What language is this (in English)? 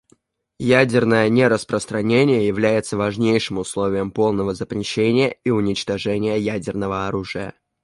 Russian